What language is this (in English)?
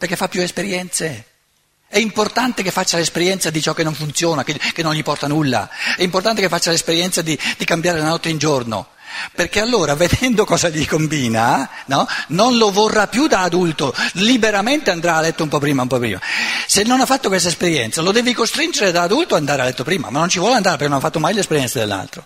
Italian